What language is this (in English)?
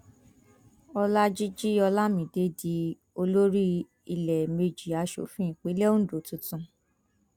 Yoruba